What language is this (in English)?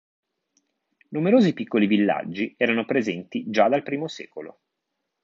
Italian